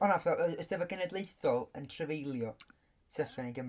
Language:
Welsh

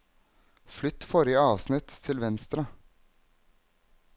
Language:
Norwegian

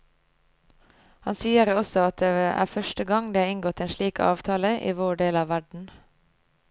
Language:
Norwegian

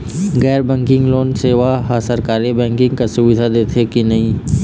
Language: Chhattisgarhi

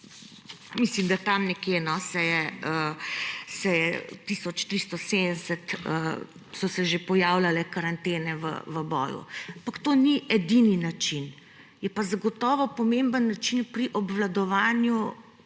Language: Slovenian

